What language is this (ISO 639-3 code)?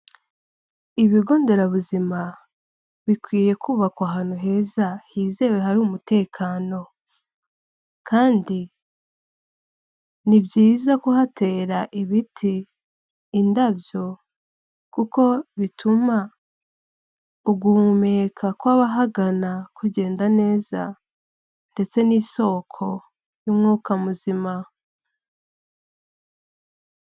kin